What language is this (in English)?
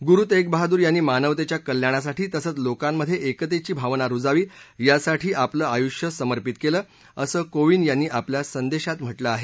Marathi